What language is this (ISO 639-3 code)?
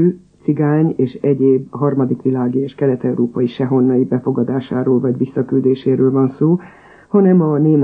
hun